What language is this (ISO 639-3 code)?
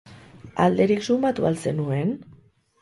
eus